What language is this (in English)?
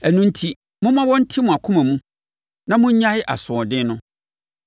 Akan